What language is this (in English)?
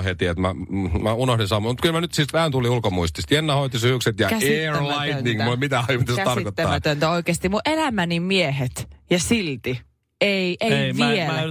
Finnish